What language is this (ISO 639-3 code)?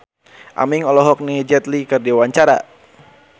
sun